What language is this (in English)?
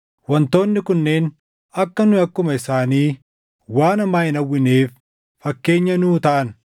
Oromo